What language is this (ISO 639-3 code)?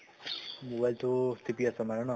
asm